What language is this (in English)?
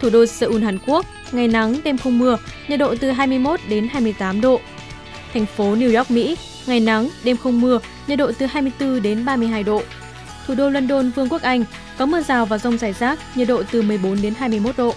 Vietnamese